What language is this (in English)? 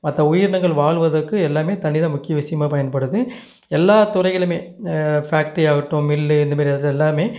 Tamil